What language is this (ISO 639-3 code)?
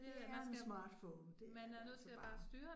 dan